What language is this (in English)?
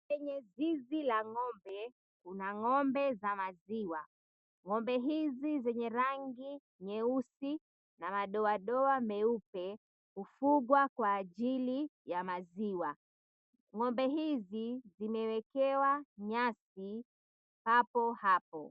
Swahili